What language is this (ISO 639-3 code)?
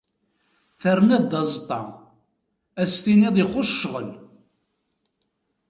kab